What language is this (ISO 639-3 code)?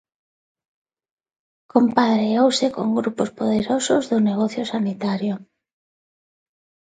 glg